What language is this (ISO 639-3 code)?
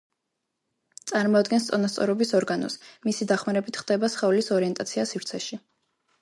kat